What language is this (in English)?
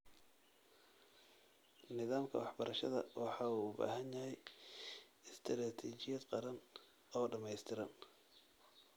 Somali